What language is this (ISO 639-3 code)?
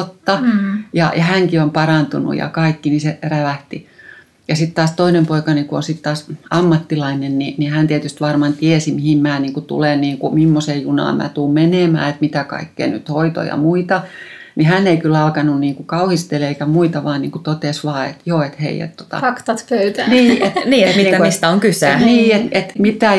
fin